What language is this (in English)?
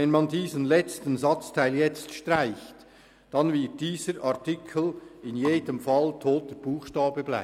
Swiss German